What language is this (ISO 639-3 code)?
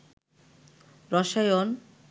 ben